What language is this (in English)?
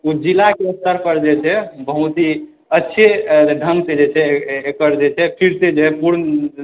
Maithili